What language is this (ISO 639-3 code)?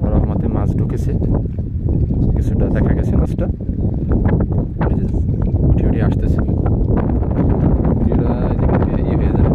ara